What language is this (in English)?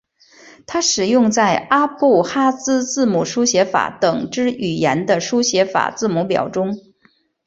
Chinese